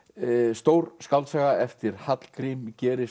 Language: Icelandic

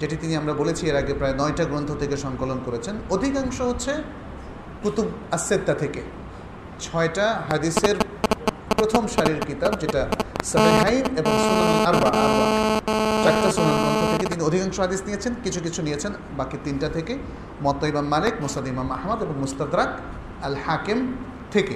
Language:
Bangla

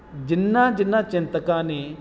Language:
Punjabi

